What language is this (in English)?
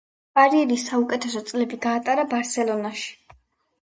Georgian